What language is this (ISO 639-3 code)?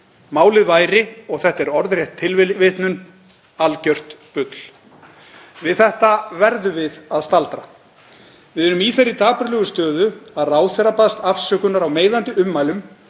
isl